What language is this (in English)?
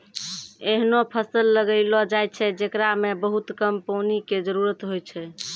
Maithili